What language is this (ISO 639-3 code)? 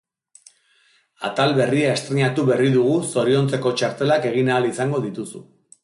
eus